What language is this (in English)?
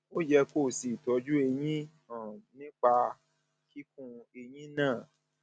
Yoruba